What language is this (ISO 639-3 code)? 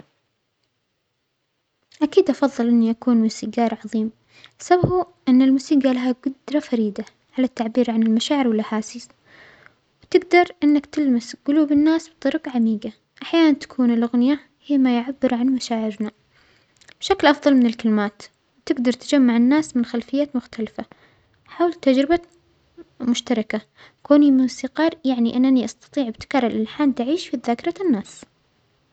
acx